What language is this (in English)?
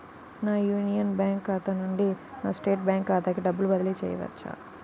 Telugu